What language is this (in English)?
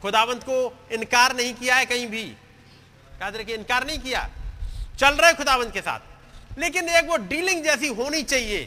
Hindi